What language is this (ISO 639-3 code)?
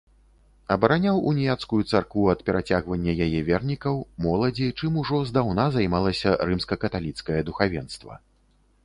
bel